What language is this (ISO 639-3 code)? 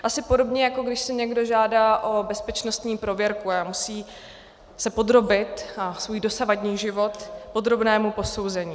ces